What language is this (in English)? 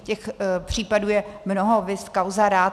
Czech